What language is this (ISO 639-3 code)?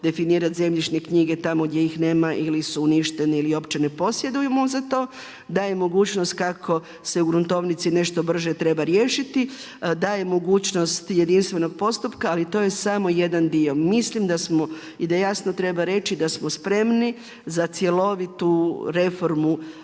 hrv